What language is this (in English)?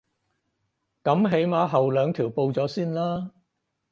Cantonese